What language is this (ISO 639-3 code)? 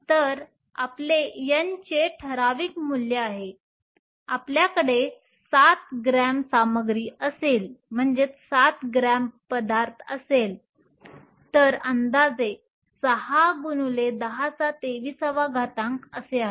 mar